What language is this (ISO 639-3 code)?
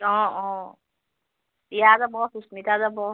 asm